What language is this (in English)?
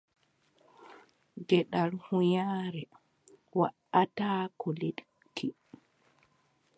Adamawa Fulfulde